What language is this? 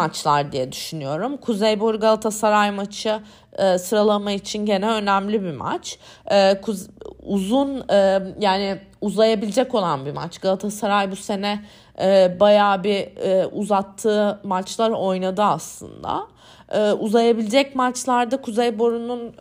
Turkish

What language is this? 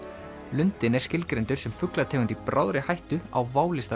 Icelandic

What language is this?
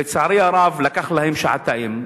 Hebrew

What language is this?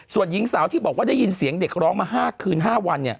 Thai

